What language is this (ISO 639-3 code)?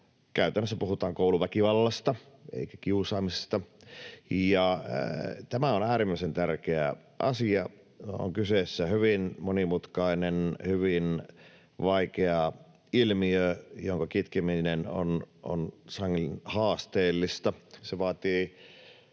fin